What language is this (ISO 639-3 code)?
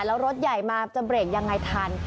tha